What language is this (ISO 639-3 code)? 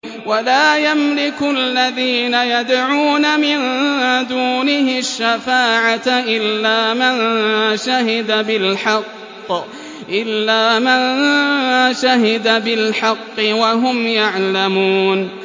ara